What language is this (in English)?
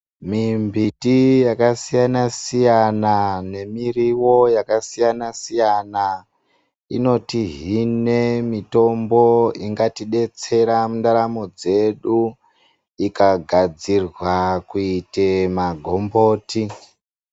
Ndau